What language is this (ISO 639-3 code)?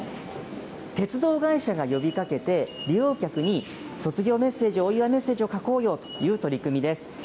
jpn